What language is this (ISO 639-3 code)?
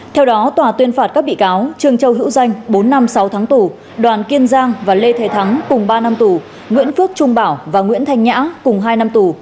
vie